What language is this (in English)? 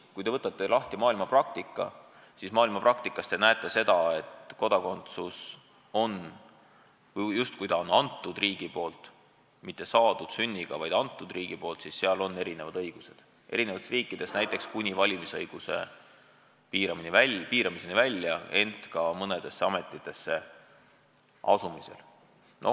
Estonian